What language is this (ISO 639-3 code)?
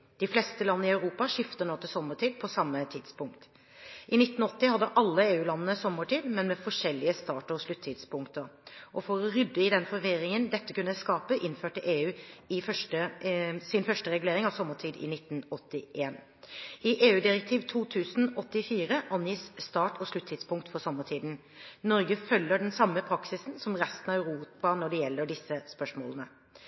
nob